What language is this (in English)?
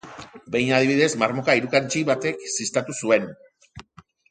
Basque